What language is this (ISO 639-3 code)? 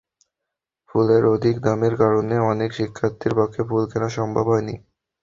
ben